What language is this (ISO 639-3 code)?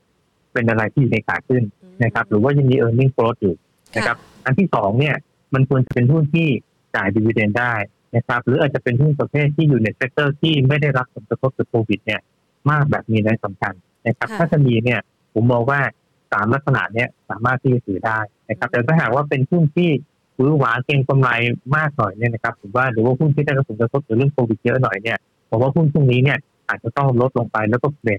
tha